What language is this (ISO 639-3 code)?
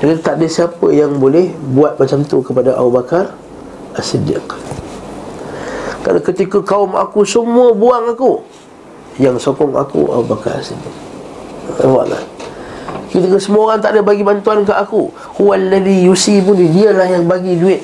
msa